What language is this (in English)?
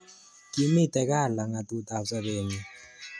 Kalenjin